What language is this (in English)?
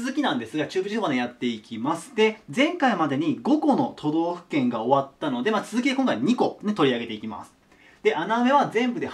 Japanese